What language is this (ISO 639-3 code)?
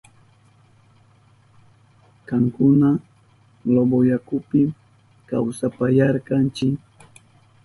qup